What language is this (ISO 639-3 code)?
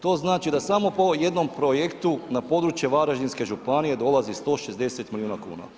hrv